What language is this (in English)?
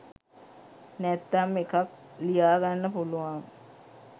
Sinhala